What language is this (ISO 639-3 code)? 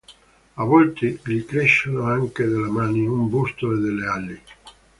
ita